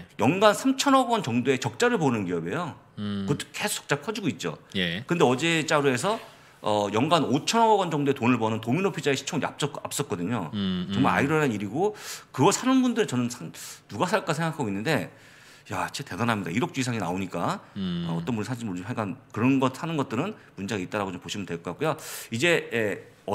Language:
Korean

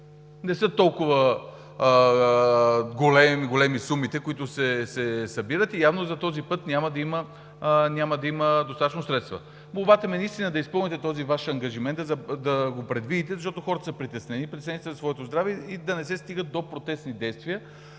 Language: Bulgarian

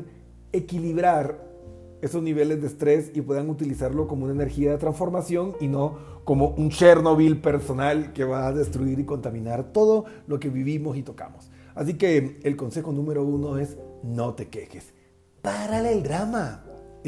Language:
Spanish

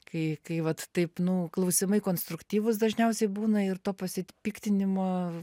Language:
Lithuanian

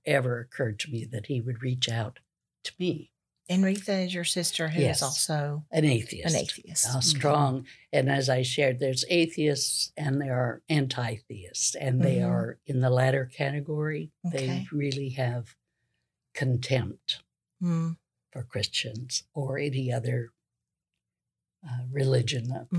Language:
English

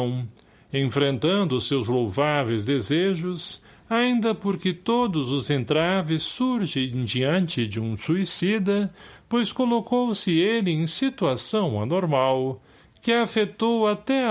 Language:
Portuguese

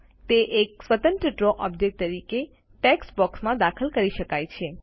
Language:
Gujarati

